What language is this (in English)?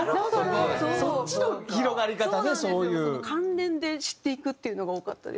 Japanese